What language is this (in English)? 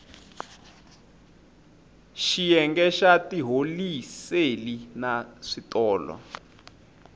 Tsonga